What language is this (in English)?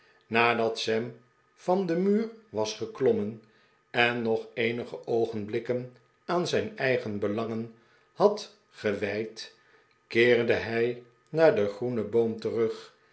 Dutch